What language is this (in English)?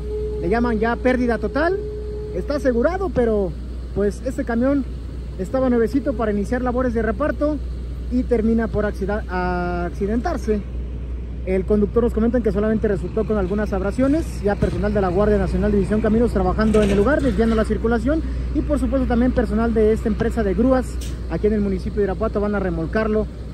Spanish